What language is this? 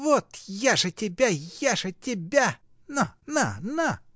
Russian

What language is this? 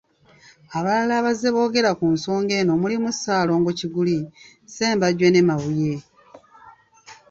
Ganda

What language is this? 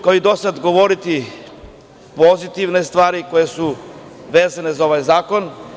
Serbian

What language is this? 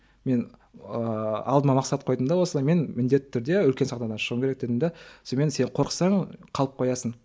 Kazakh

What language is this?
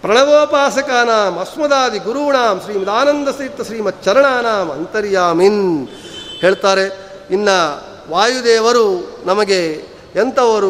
Kannada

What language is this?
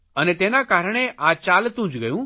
Gujarati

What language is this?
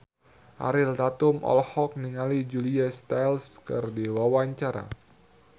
Sundanese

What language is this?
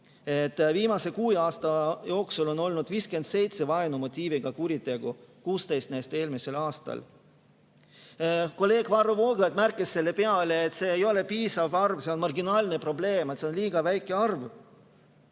Estonian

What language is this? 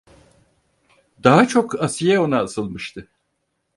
Turkish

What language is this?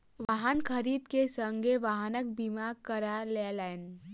Maithili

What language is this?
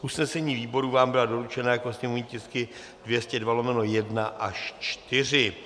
Czech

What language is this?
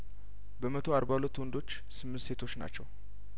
Amharic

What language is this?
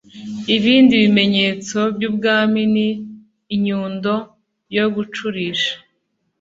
Kinyarwanda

